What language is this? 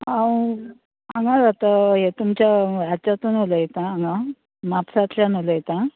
Konkani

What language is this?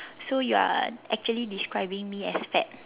English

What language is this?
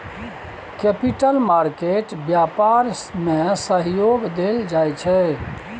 Maithili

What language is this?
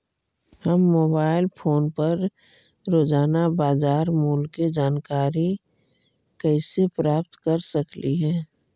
Magahi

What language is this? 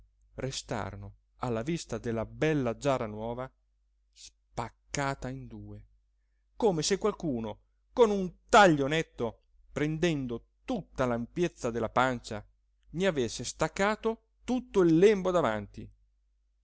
Italian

